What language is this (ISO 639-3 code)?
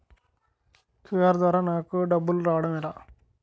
tel